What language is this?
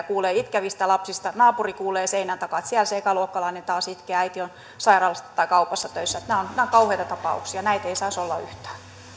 Finnish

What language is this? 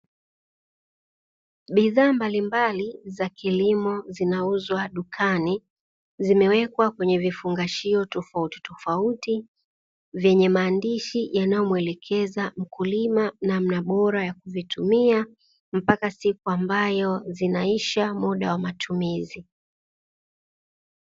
Swahili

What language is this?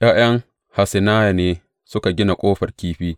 Hausa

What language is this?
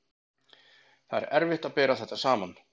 Icelandic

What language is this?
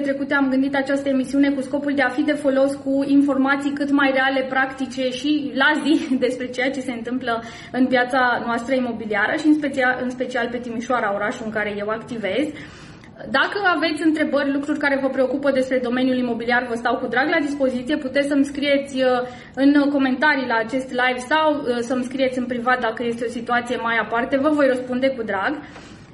Romanian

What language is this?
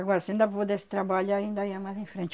Portuguese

